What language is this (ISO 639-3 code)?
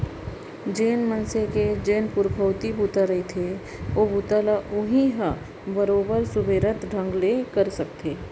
hne